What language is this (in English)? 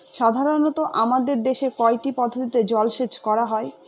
Bangla